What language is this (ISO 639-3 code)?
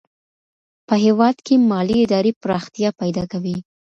pus